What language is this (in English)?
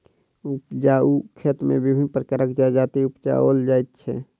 Maithili